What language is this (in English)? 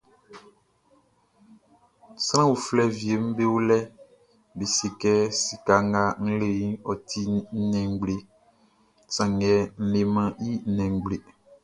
Baoulé